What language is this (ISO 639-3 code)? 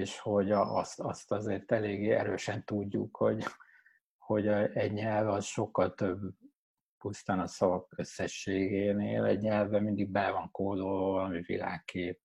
hun